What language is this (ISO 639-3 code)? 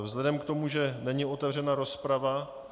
ces